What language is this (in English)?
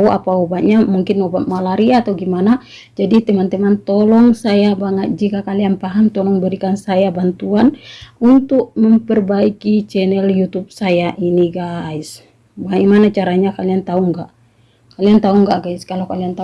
Indonesian